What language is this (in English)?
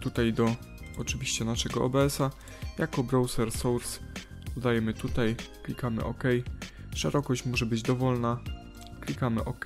Polish